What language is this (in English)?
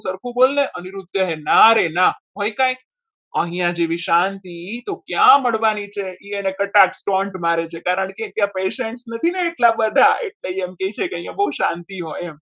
Gujarati